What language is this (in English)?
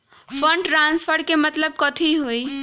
Magahi